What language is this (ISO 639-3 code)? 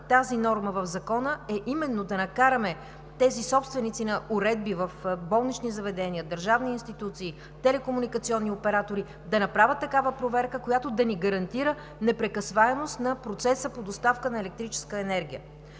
bul